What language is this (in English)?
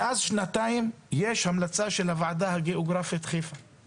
Hebrew